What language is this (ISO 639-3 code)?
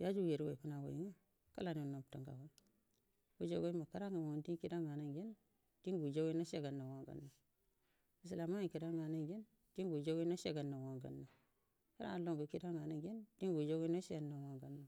bdm